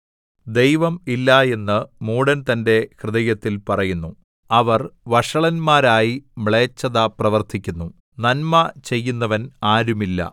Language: Malayalam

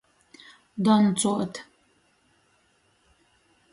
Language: Latgalian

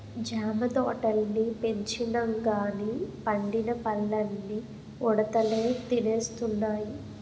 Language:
Telugu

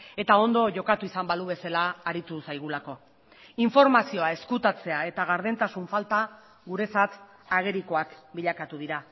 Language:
Basque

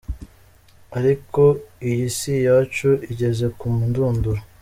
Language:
Kinyarwanda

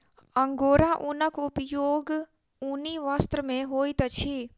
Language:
Maithili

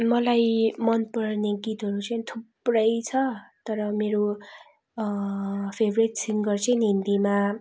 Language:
Nepali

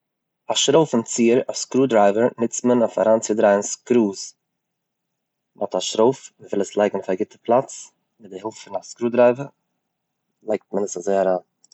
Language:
Yiddish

